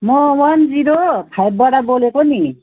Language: Nepali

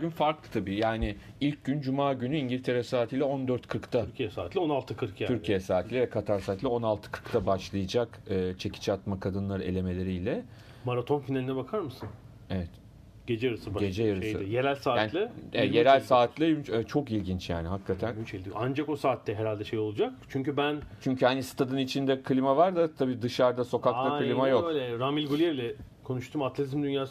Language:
Turkish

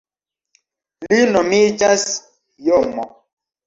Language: Esperanto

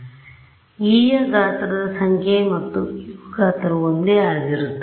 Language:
Kannada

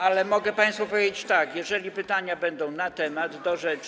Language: Polish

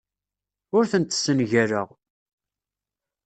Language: Kabyle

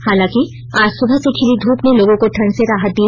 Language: Hindi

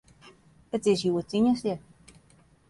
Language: Western Frisian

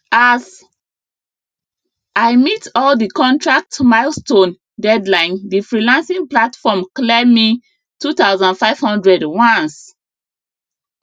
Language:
Nigerian Pidgin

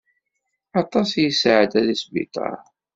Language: Kabyle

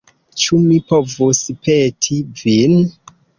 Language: Esperanto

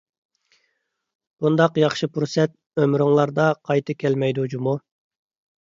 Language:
Uyghur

